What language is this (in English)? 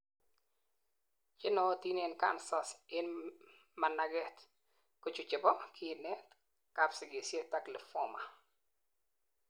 Kalenjin